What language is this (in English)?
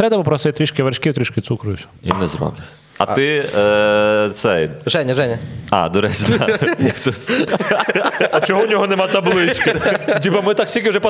Ukrainian